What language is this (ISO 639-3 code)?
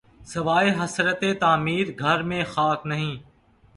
urd